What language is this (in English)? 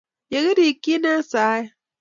Kalenjin